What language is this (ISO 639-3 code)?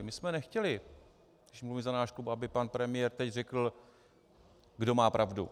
ces